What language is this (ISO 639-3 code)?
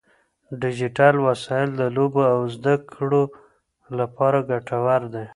pus